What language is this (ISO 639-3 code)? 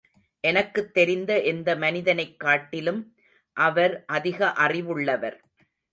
tam